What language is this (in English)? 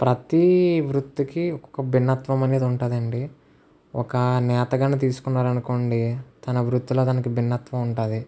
Telugu